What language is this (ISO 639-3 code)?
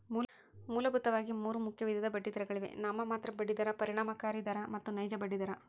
kan